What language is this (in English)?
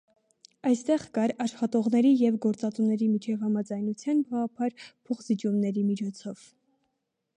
Armenian